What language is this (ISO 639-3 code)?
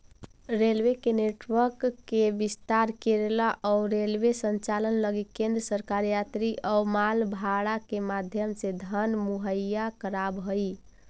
mag